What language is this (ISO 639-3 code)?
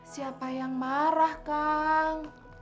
ind